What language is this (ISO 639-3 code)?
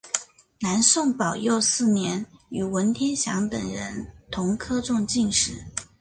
zho